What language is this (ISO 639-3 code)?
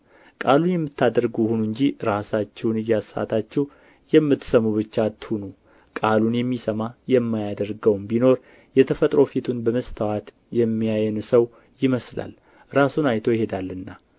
amh